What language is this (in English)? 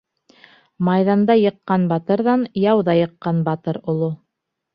Bashkir